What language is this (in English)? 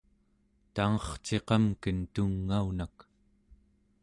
Central Yupik